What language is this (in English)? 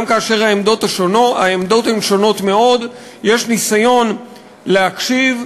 Hebrew